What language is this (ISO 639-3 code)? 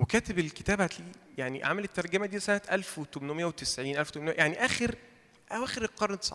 ara